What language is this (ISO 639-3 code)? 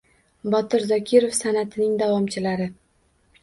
uzb